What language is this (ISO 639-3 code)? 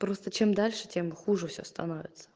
rus